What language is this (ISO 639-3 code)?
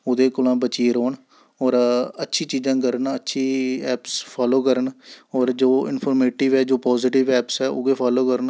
doi